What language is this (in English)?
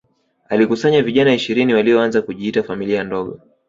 Swahili